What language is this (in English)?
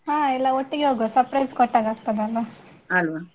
Kannada